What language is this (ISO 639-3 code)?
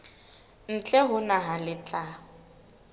sot